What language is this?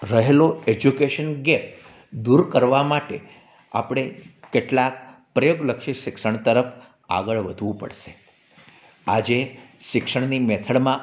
Gujarati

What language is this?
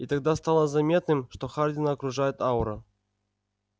Russian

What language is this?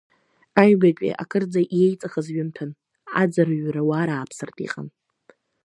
Abkhazian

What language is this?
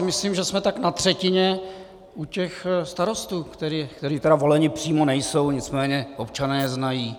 Czech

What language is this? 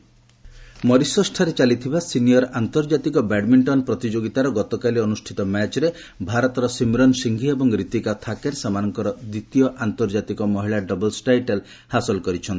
Odia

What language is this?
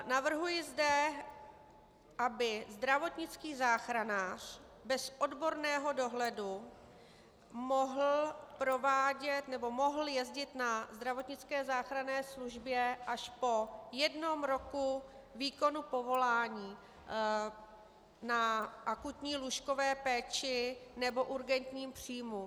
Czech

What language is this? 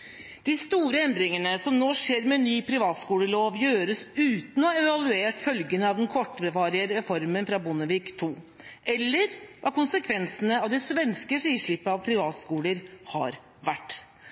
Norwegian Bokmål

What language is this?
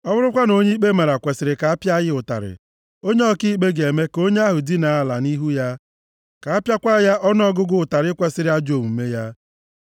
Igbo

